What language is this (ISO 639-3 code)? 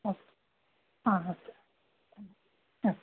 san